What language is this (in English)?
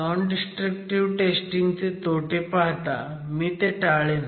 Marathi